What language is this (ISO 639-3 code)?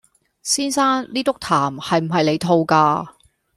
yue